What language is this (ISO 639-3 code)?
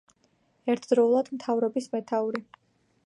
kat